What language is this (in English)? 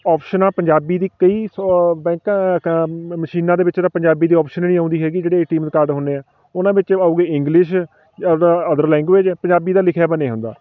Punjabi